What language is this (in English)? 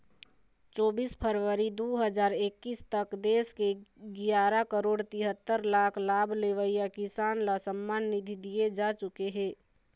Chhattisgarhi